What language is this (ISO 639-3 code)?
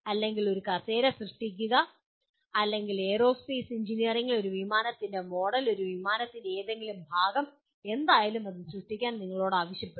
mal